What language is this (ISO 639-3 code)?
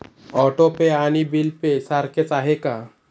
mar